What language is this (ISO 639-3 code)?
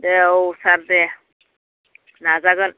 brx